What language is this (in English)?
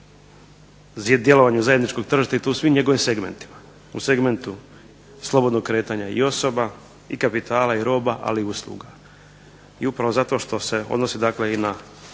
Croatian